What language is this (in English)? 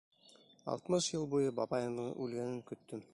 Bashkir